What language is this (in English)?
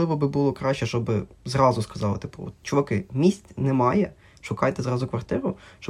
Ukrainian